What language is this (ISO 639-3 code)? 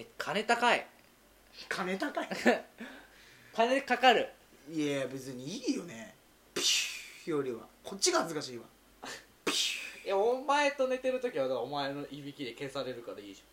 jpn